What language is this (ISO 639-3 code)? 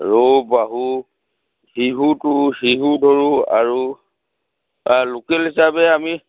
asm